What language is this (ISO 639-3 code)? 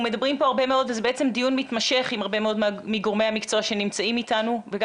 heb